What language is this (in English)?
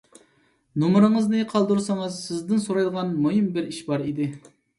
Uyghur